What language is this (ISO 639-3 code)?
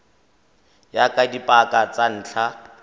tsn